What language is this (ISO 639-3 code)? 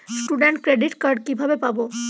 ben